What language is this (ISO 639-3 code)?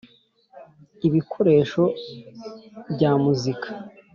kin